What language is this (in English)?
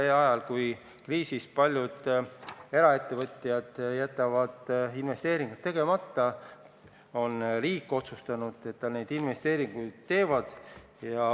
Estonian